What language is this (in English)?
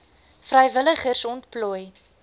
Afrikaans